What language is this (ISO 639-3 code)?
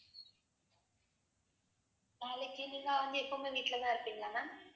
tam